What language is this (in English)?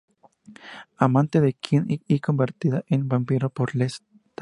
Spanish